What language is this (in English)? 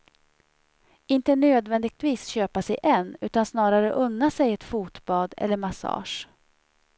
Swedish